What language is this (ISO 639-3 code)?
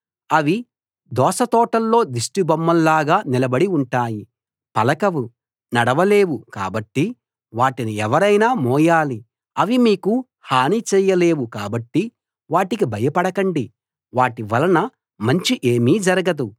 tel